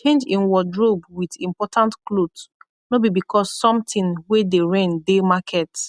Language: Nigerian Pidgin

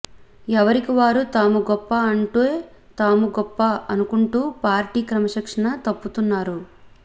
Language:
Telugu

